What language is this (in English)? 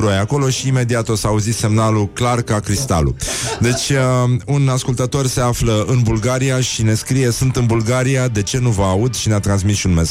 Romanian